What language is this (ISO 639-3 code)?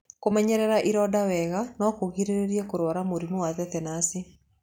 kik